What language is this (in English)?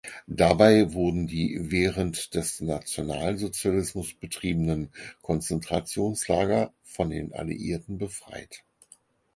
German